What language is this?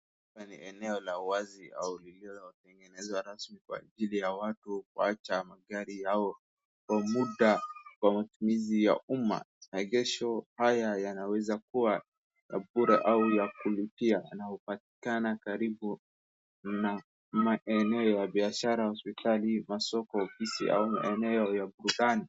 Swahili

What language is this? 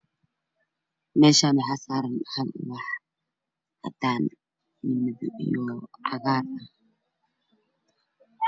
Somali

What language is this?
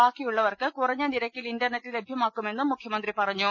Malayalam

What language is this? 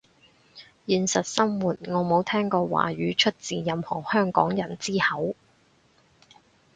Cantonese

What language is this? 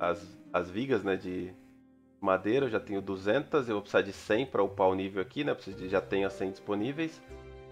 Portuguese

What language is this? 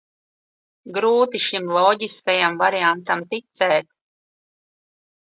Latvian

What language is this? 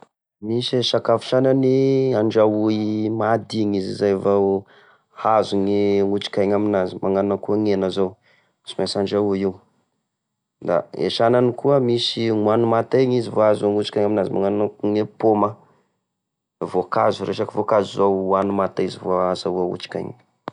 Tesaka Malagasy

